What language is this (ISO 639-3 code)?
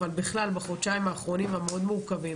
heb